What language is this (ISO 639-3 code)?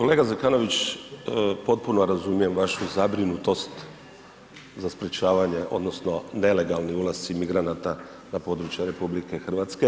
hrv